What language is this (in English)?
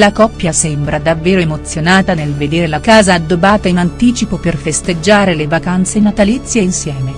Italian